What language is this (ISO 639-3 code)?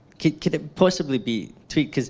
eng